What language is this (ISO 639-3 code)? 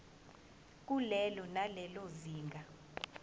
zul